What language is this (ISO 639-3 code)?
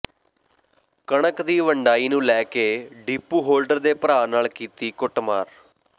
pan